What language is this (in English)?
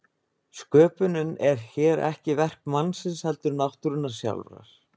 Icelandic